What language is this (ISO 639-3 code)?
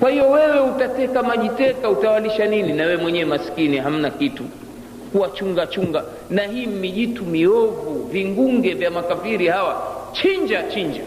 swa